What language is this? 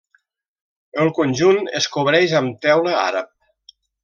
Catalan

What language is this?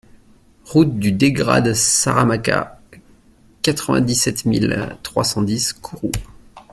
French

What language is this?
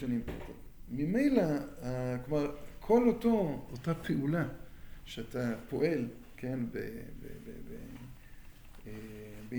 Hebrew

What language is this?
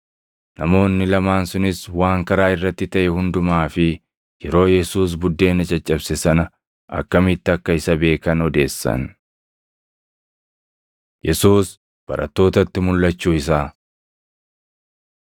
Oromo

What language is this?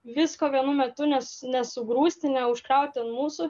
Lithuanian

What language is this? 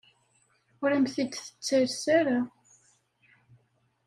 Kabyle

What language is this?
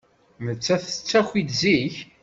Kabyle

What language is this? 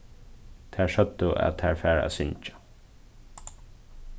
Faroese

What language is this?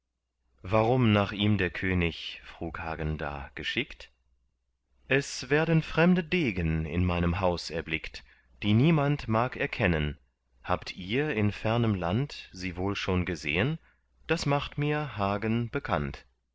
German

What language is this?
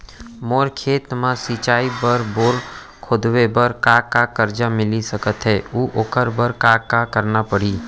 Chhattisgarhi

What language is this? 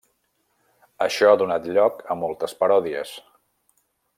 Catalan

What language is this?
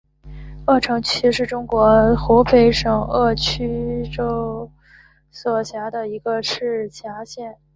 Chinese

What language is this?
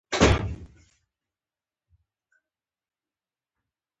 Pashto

